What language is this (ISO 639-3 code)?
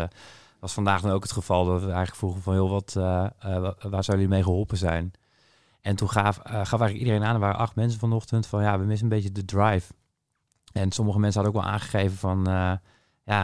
nld